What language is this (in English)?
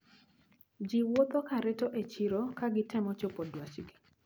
Luo (Kenya and Tanzania)